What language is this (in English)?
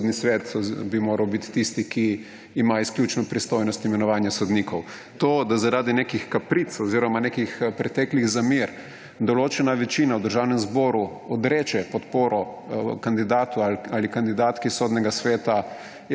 Slovenian